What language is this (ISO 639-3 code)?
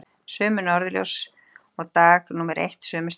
isl